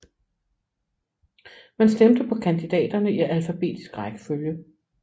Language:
Danish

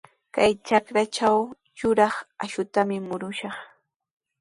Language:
Sihuas Ancash Quechua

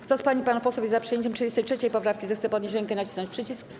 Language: Polish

